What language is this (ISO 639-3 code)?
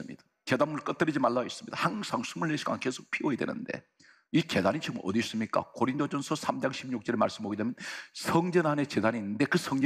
kor